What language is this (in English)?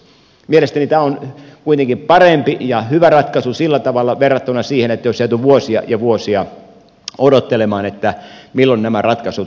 Finnish